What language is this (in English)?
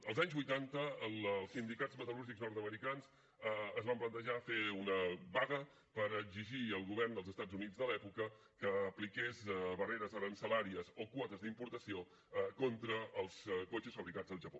Catalan